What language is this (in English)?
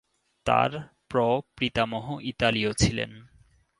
Bangla